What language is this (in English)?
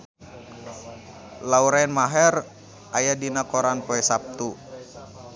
Sundanese